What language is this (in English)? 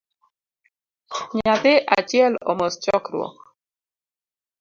Luo (Kenya and Tanzania)